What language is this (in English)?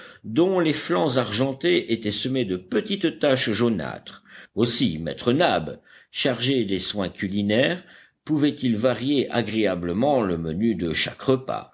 French